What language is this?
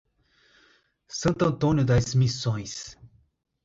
Portuguese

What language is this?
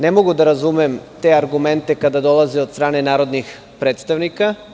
Serbian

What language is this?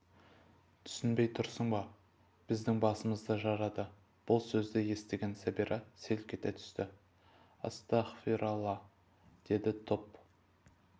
Kazakh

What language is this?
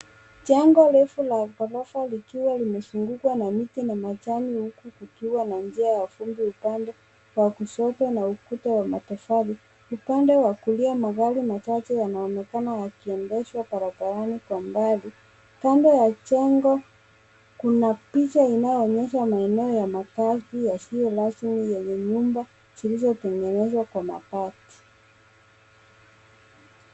Swahili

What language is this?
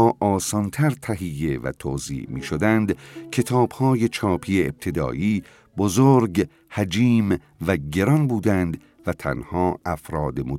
Persian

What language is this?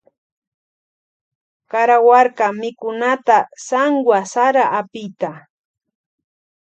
Loja Highland Quichua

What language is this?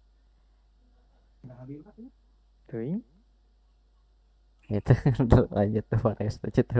Indonesian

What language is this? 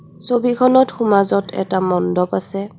Assamese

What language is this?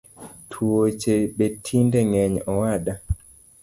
Luo (Kenya and Tanzania)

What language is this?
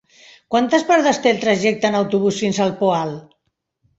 Catalan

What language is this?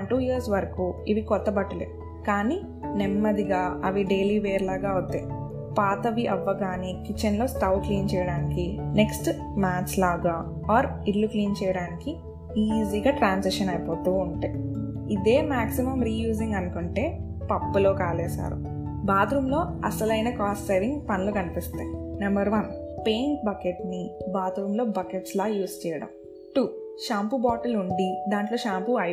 Telugu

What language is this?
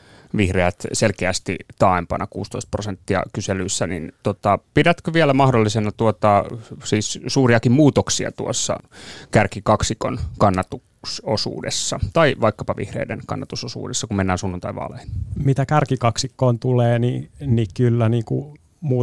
Finnish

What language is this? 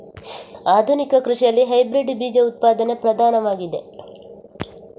Kannada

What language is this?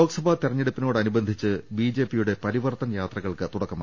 Malayalam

